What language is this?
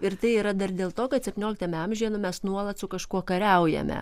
Lithuanian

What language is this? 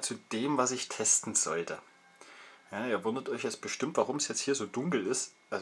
German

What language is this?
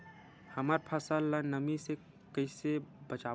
Chhattisgarhi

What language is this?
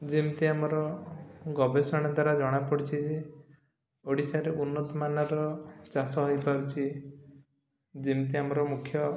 Odia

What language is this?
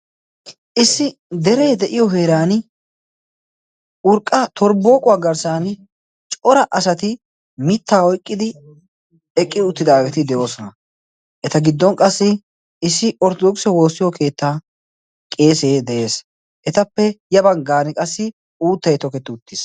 Wolaytta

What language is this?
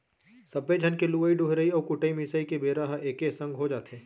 Chhattisgarhi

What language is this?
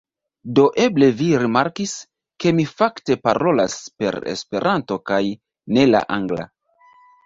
Esperanto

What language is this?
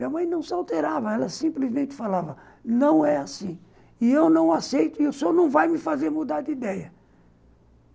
Portuguese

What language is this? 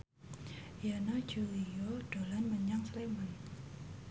Javanese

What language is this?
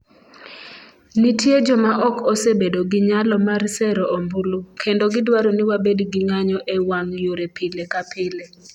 Luo (Kenya and Tanzania)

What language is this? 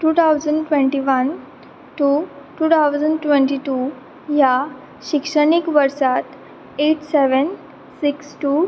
Konkani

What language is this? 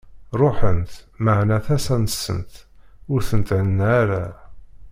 Kabyle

